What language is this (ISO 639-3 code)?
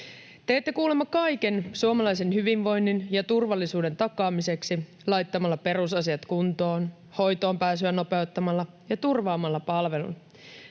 fin